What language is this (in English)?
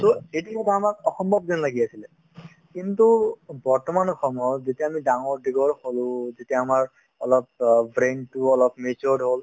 Assamese